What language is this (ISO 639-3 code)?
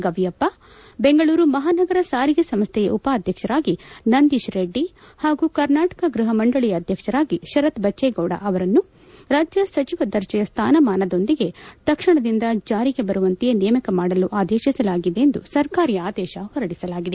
kan